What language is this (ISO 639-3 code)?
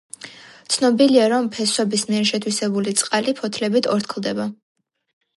kat